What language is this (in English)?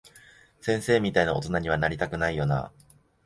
Japanese